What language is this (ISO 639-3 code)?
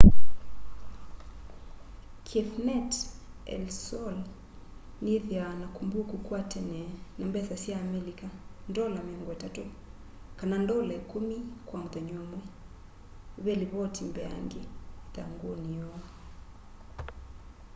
kam